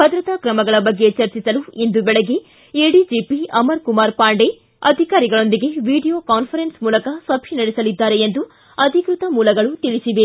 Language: Kannada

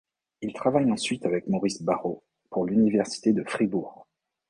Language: French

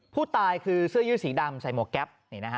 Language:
Thai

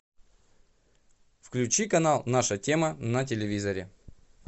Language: Russian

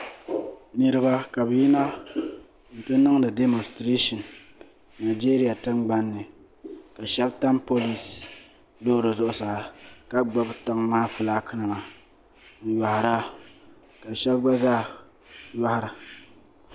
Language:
Dagbani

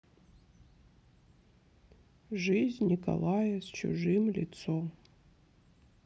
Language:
Russian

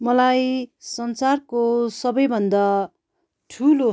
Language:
Nepali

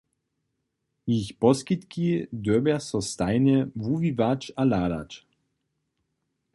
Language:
Upper Sorbian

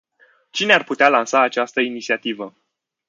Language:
Romanian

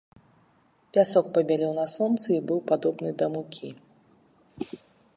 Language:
Belarusian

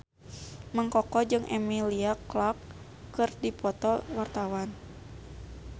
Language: Sundanese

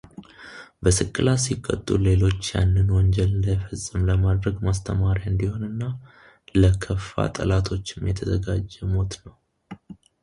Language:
Amharic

